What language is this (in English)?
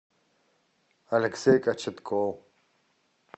Russian